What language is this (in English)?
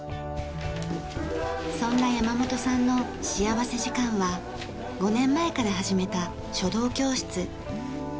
Japanese